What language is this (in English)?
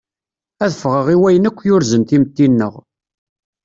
Kabyle